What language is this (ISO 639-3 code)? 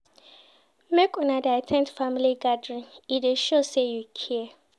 pcm